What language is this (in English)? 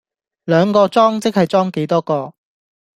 Cantonese